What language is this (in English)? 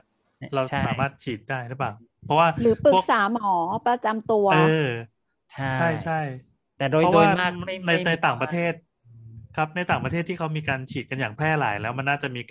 Thai